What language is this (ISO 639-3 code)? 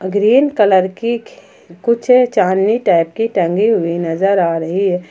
hin